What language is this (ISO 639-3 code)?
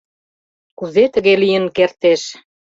chm